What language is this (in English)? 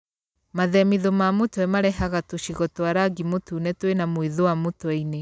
Kikuyu